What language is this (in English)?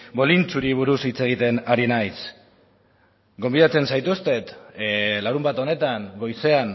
Basque